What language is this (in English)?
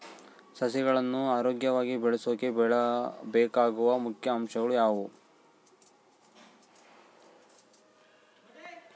Kannada